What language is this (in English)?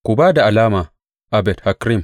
Hausa